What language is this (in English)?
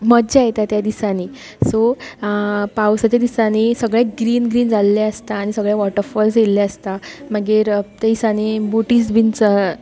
Konkani